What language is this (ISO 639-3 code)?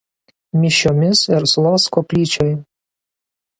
lit